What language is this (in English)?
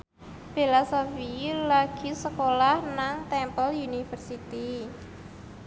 Javanese